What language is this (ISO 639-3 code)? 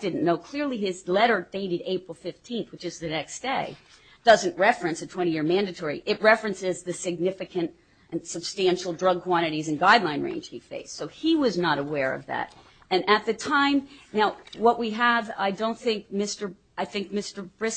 eng